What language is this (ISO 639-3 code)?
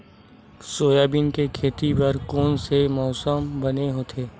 hne